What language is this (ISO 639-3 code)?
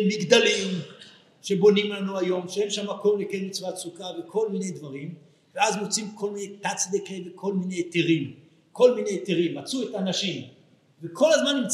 heb